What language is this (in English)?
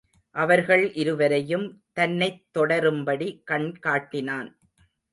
Tamil